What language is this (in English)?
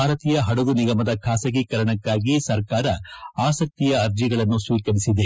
Kannada